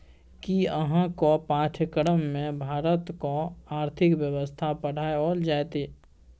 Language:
Maithili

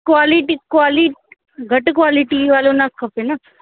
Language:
Sindhi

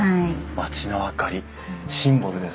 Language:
Japanese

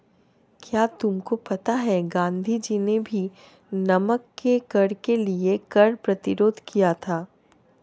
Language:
Hindi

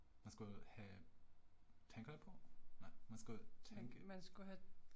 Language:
Danish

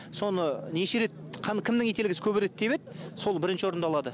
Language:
Kazakh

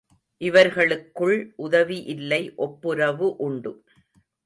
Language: Tamil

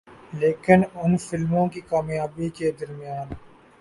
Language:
Urdu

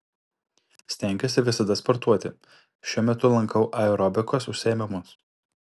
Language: Lithuanian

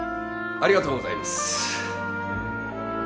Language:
Japanese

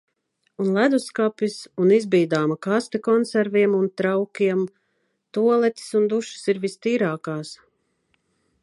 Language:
Latvian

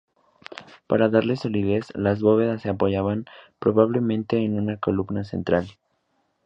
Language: Spanish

